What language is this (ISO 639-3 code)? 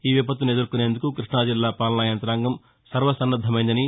tel